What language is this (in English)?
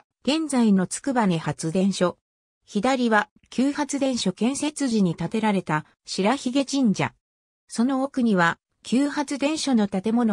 Japanese